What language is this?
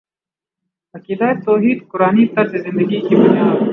Urdu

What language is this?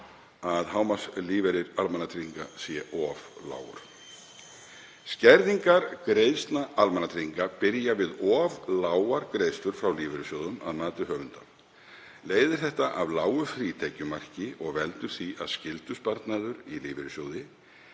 Icelandic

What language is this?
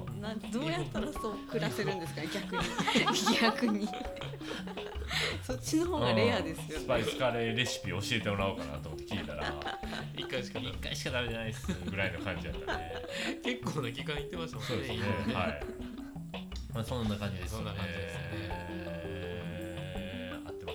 Japanese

